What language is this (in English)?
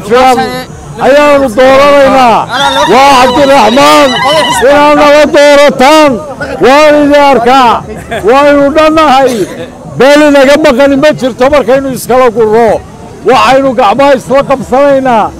Arabic